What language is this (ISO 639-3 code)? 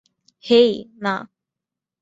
ben